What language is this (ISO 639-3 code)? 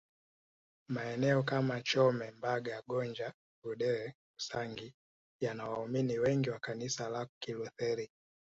swa